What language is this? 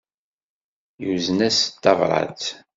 Kabyle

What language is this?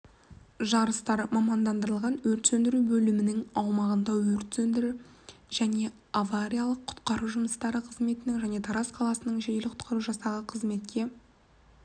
Kazakh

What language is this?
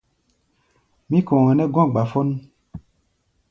Gbaya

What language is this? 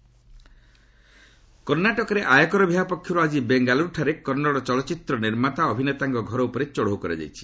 Odia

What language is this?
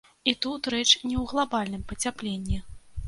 Belarusian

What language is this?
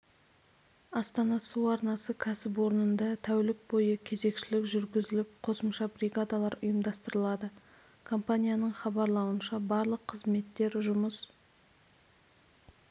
Kazakh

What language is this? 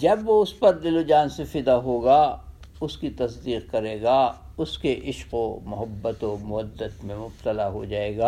Urdu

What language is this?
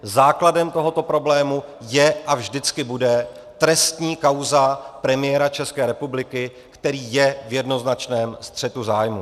Czech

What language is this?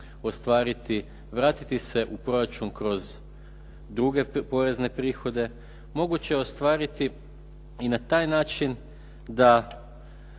Croatian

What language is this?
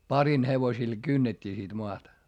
Finnish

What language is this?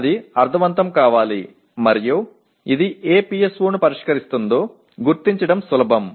Telugu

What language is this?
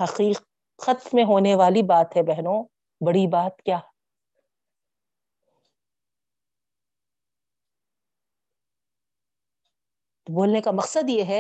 Urdu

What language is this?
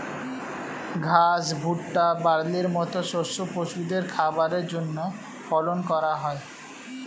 Bangla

